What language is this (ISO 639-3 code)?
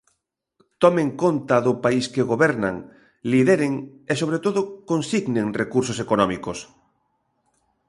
glg